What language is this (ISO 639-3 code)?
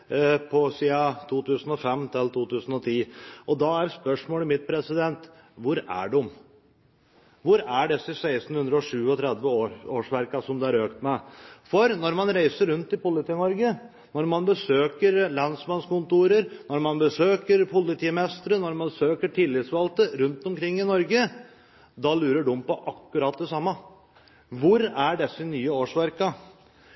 nob